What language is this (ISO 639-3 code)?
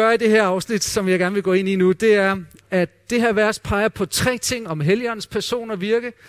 dan